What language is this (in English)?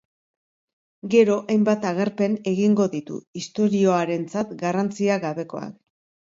Basque